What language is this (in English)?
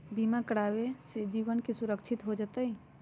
Magahi